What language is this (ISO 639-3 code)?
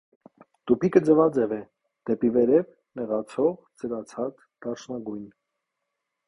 hye